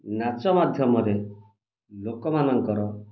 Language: Odia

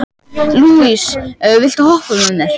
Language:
Icelandic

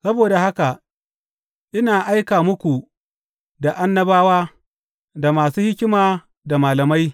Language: Hausa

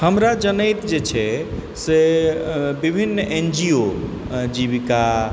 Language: Maithili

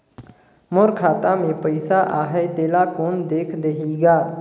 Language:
Chhattisgarhi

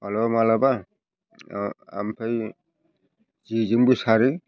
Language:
Bodo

